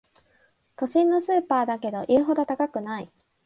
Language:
Japanese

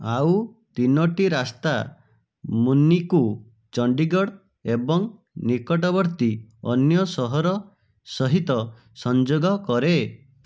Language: Odia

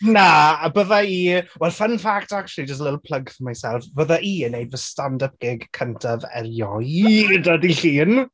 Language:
Welsh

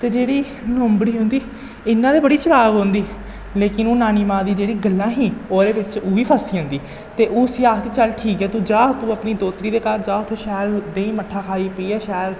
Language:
Dogri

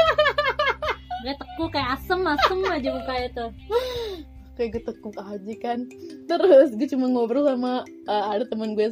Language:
Indonesian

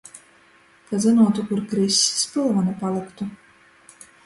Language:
Latgalian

